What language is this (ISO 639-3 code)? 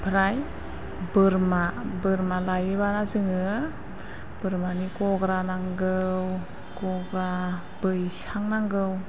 brx